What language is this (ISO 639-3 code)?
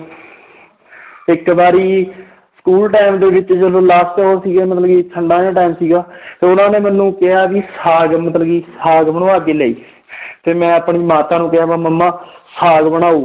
pan